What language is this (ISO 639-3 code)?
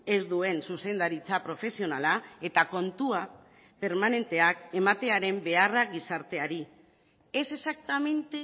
eus